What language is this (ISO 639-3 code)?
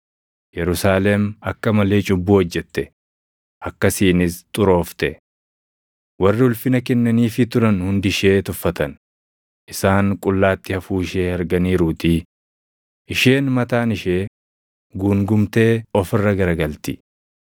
orm